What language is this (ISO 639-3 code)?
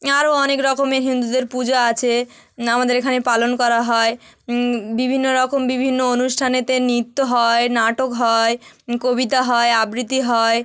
ben